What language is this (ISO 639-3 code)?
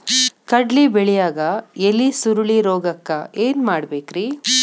kan